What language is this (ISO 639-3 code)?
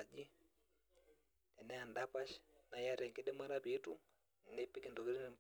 mas